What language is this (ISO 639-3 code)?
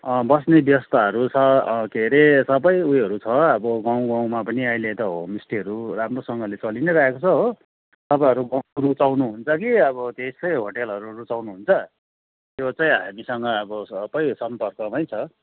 nep